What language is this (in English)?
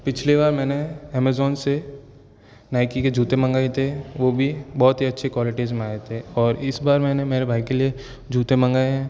Hindi